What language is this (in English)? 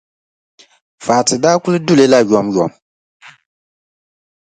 Dagbani